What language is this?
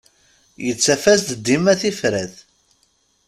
Kabyle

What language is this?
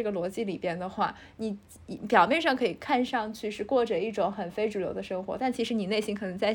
Chinese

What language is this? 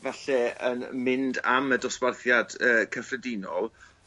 Welsh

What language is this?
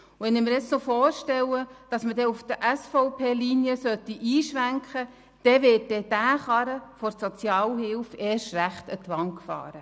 Swiss German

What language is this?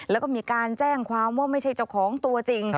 Thai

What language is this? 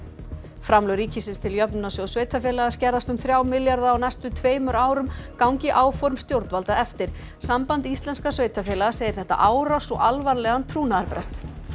Icelandic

